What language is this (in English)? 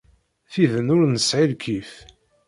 Kabyle